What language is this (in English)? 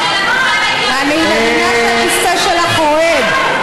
Hebrew